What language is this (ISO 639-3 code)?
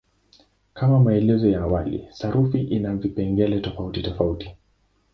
swa